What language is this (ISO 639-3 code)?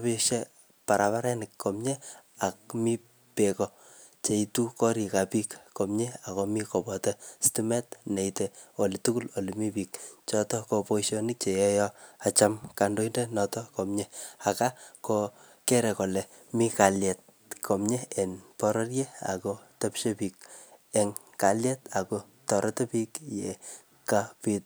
kln